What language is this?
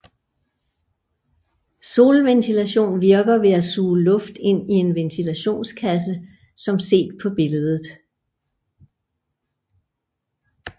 Danish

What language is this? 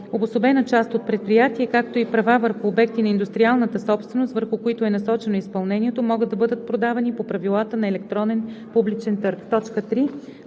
Bulgarian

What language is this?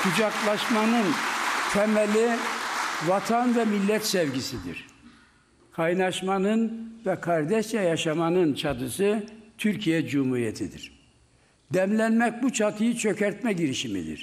Turkish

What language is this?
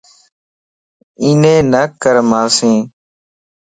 Lasi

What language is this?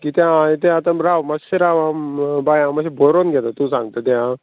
Konkani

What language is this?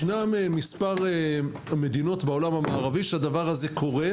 Hebrew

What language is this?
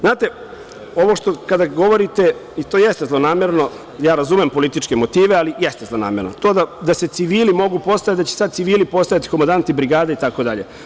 Serbian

